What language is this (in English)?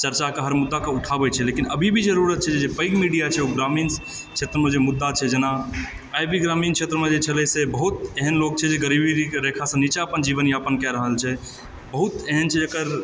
Maithili